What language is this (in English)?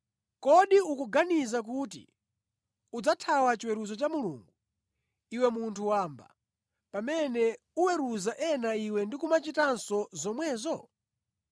Nyanja